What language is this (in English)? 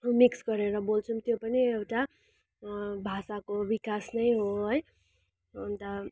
Nepali